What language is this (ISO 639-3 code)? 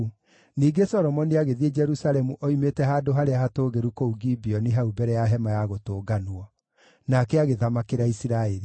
kik